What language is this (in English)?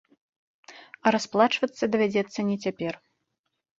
Belarusian